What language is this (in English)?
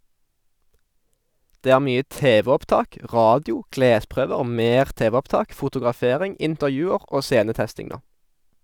Norwegian